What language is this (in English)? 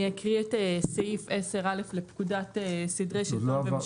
Hebrew